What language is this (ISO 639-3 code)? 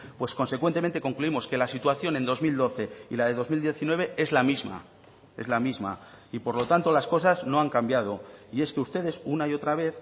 spa